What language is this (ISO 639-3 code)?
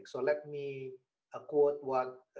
ind